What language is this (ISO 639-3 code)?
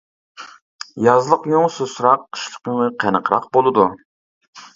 uig